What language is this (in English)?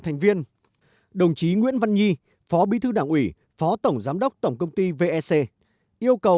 Vietnamese